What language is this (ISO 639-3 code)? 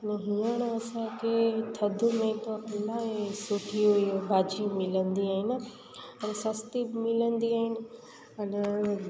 snd